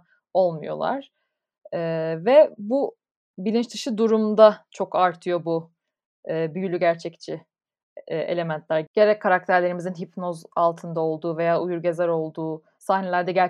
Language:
Turkish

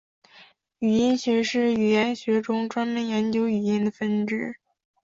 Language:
Chinese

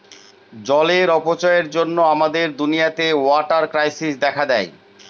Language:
Bangla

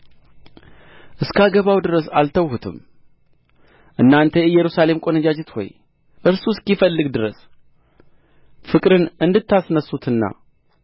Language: Amharic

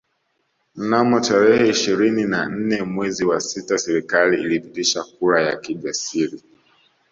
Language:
Swahili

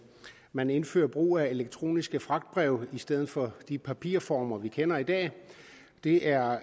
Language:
Danish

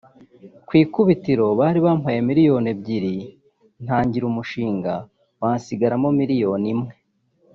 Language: Kinyarwanda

